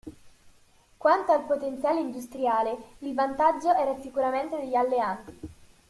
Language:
Italian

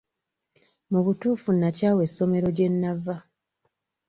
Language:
Ganda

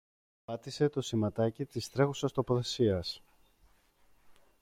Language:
Greek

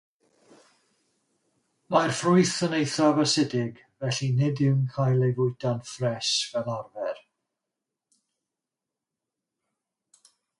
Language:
Welsh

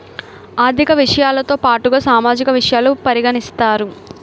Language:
Telugu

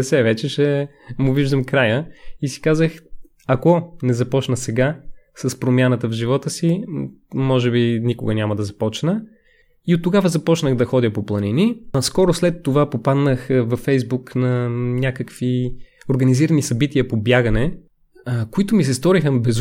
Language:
Bulgarian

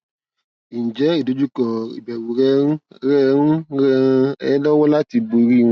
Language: Yoruba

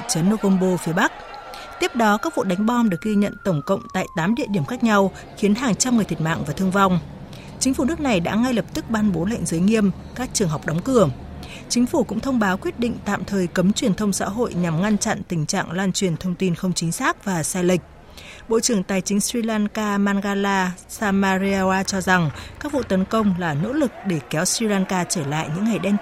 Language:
Vietnamese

